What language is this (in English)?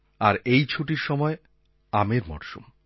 Bangla